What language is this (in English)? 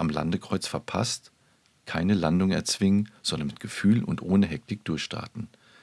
German